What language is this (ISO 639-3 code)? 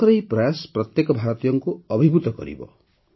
ori